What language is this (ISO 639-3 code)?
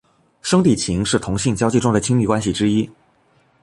zho